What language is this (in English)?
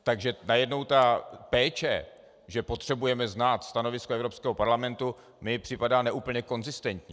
Czech